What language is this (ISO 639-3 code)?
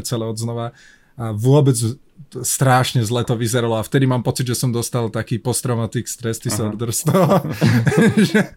slk